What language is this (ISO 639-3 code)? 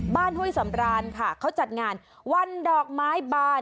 tha